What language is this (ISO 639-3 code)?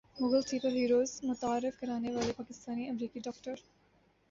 urd